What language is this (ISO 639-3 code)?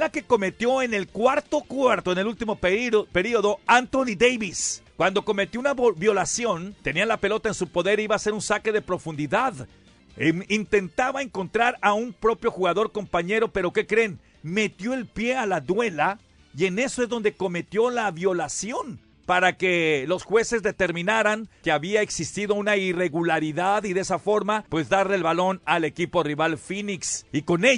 spa